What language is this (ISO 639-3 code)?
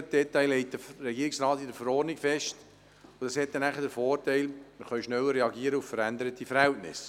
gsw